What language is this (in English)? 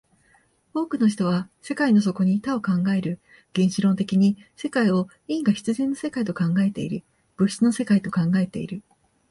Japanese